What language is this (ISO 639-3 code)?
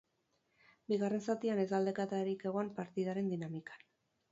eus